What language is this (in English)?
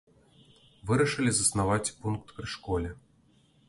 Belarusian